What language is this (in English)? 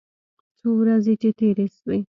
Pashto